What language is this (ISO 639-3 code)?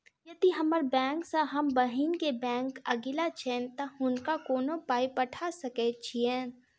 mai